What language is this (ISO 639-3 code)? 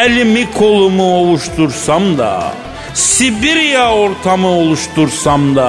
tur